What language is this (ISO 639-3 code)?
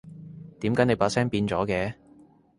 yue